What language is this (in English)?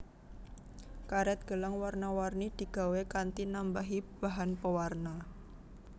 Javanese